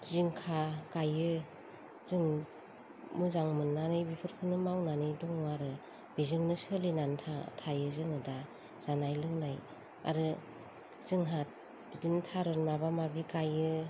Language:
Bodo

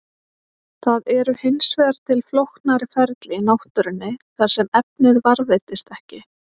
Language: Icelandic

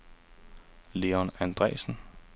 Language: Danish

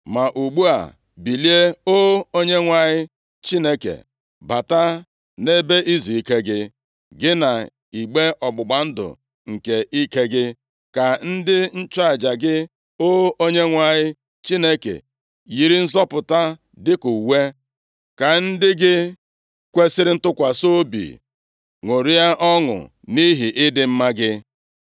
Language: Igbo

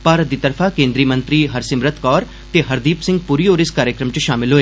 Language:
Dogri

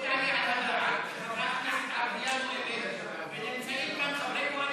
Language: Hebrew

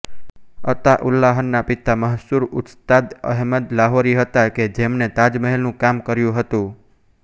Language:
Gujarati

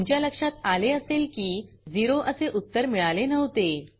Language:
Marathi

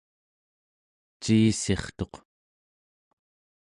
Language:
Central Yupik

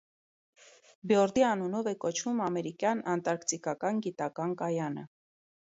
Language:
Armenian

